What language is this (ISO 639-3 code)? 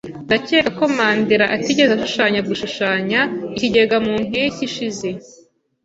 kin